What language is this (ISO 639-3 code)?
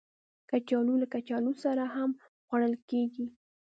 pus